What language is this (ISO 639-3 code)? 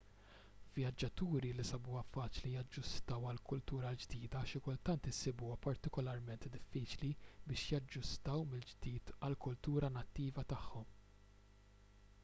mlt